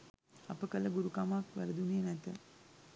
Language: Sinhala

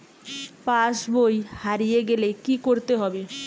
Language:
Bangla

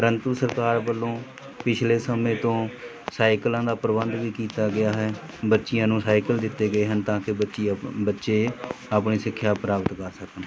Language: Punjabi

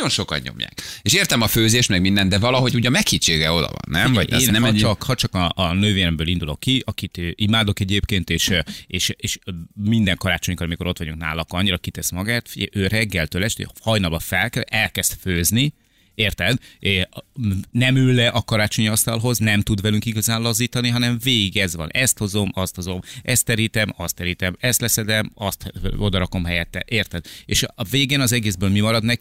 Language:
Hungarian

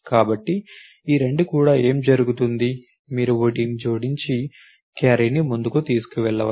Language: Telugu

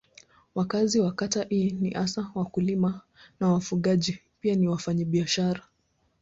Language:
Swahili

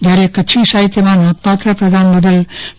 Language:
Gujarati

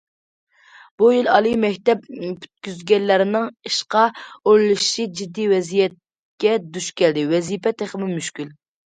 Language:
Uyghur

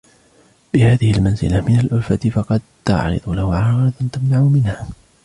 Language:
Arabic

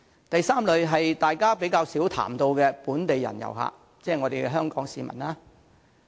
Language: Cantonese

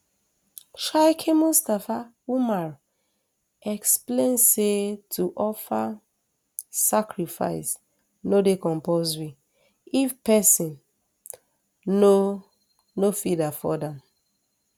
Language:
Nigerian Pidgin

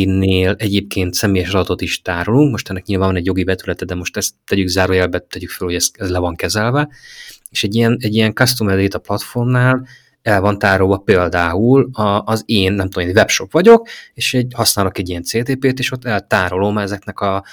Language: Hungarian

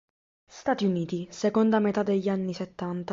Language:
Italian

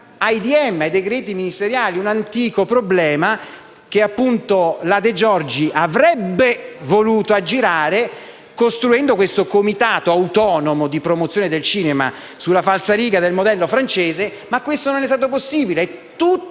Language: Italian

